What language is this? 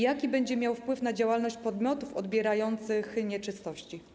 Polish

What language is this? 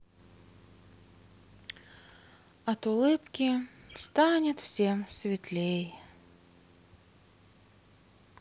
Russian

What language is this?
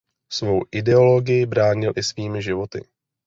Czech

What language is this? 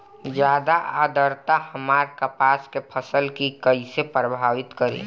Bhojpuri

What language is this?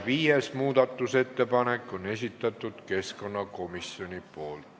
Estonian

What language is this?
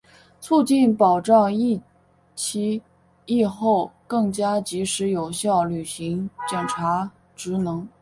Chinese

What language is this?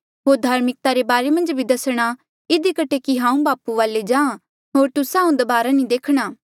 Mandeali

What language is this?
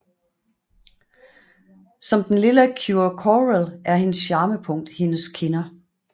Danish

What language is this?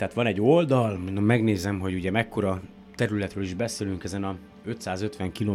Hungarian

